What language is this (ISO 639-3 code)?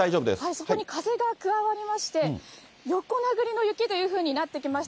jpn